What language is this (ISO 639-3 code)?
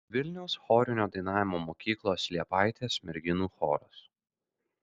lit